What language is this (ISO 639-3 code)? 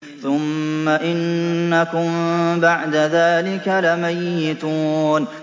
ara